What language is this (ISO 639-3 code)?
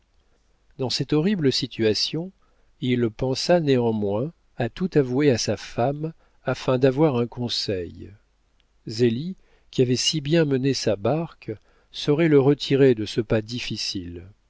fra